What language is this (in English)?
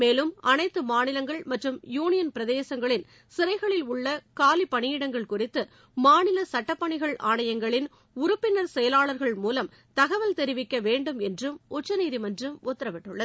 Tamil